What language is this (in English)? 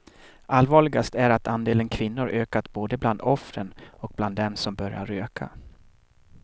Swedish